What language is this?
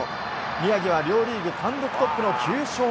Japanese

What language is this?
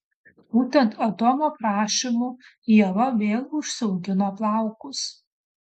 Lithuanian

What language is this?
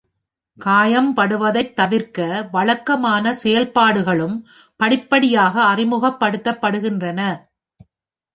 Tamil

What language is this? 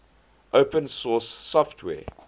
English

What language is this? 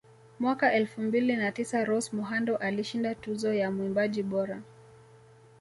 Swahili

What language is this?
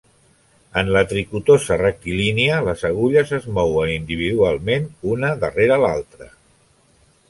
Catalan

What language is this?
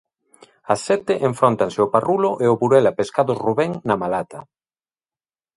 Galician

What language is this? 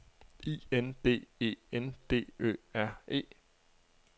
Danish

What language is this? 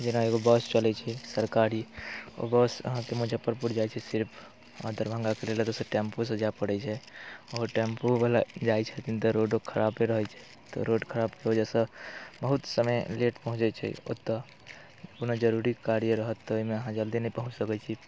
Maithili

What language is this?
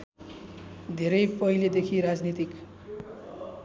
Nepali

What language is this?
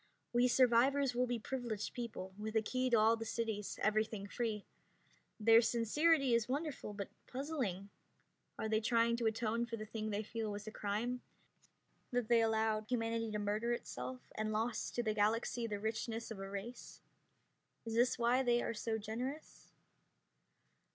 English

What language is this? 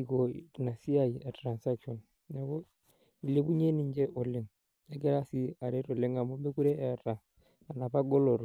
Masai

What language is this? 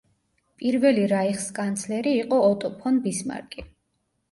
Georgian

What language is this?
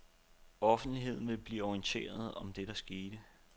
Danish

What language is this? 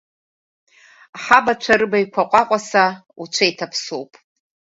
Abkhazian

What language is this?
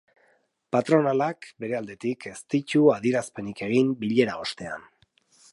Basque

